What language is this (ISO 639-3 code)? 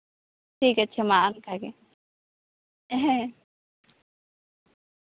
sat